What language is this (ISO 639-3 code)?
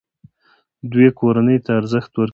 pus